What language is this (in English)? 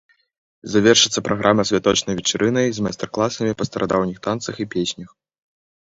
Belarusian